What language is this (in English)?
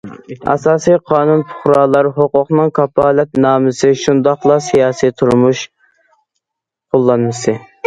Uyghur